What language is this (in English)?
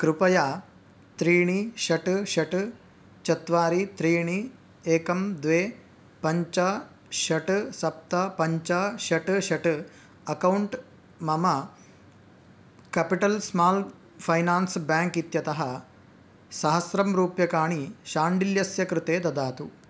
Sanskrit